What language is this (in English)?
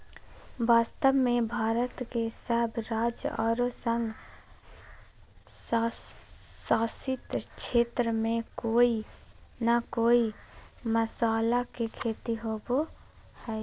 Magahi